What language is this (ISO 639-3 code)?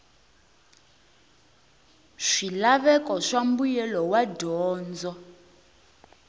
tso